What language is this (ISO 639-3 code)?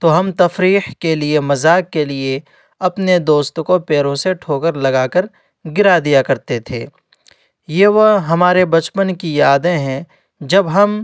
urd